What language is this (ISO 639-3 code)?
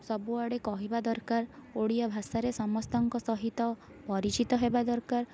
ori